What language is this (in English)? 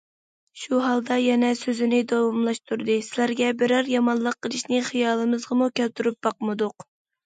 Uyghur